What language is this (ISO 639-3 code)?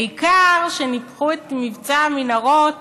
heb